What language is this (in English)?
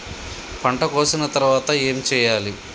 Telugu